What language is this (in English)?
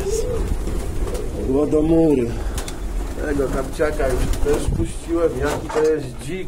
Polish